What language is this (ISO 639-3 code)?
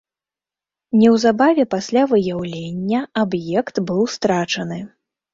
bel